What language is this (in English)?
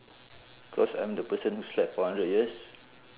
English